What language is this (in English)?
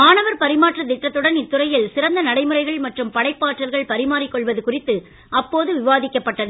Tamil